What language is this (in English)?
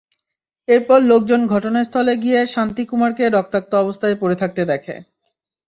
Bangla